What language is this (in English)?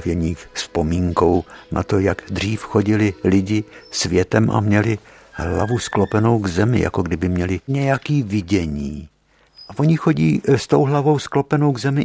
Czech